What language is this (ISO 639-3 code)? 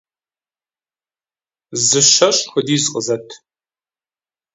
kbd